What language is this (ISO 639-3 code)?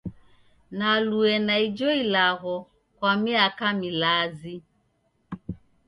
dav